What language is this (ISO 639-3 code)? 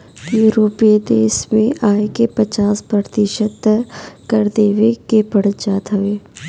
bho